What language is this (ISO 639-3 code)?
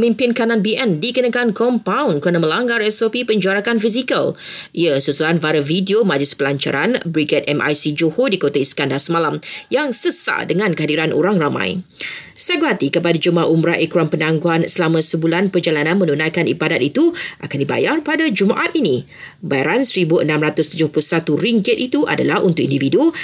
msa